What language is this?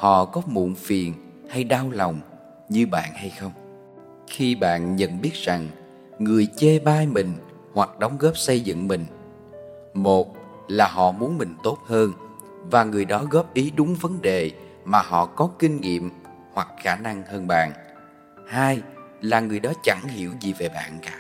Vietnamese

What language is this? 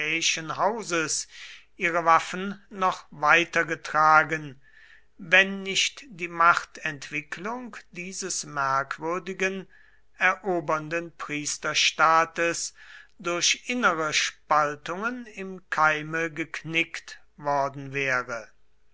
German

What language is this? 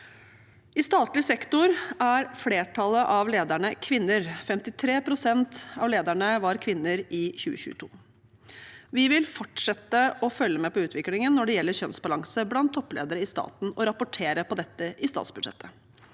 Norwegian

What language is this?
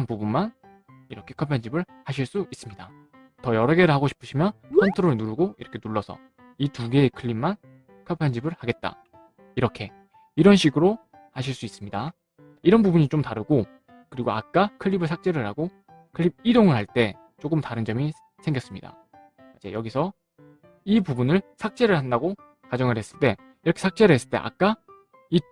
Korean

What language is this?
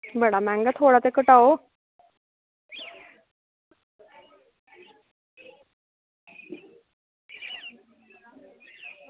Dogri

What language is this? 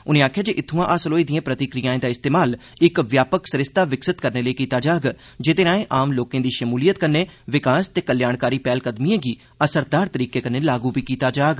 Dogri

